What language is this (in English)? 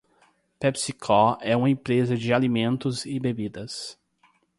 Portuguese